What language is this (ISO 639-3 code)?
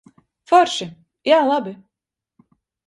lav